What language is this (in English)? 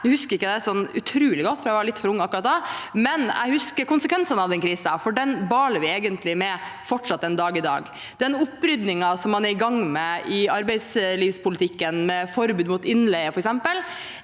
Norwegian